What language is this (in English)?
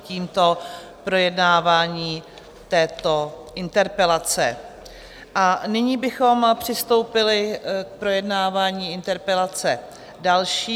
Czech